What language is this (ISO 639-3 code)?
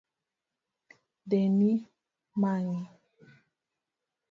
luo